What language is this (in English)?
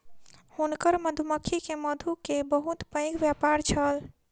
Maithili